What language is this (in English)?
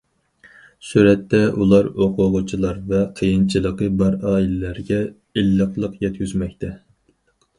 Uyghur